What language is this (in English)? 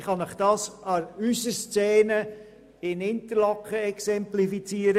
Swiss German